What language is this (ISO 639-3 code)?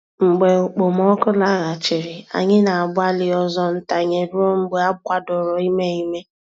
ibo